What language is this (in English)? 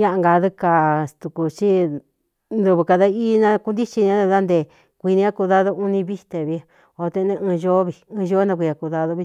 Cuyamecalco Mixtec